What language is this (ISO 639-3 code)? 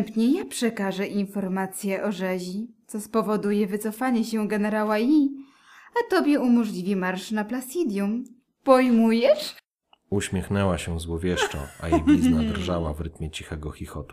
pol